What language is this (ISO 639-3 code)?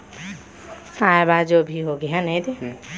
hne